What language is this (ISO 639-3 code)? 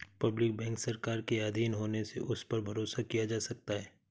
hin